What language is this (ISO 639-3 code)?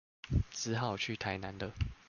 zho